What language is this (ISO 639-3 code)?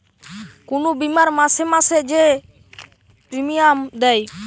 ben